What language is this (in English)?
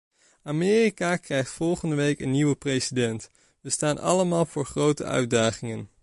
Dutch